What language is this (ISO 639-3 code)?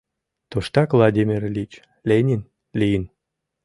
chm